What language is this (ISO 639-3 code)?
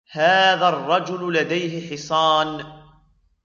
ara